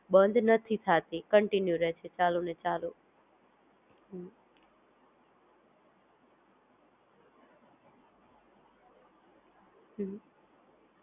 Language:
Gujarati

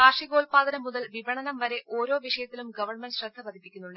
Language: Malayalam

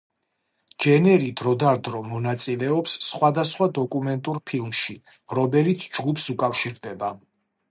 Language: Georgian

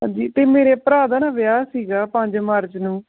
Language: Punjabi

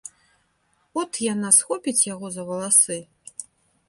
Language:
Belarusian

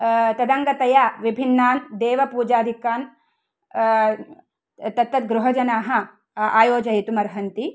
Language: Sanskrit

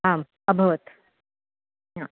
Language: Sanskrit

